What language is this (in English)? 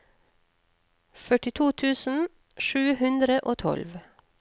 Norwegian